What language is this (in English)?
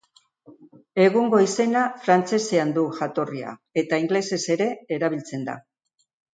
Basque